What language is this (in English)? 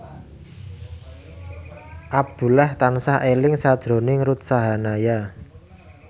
Javanese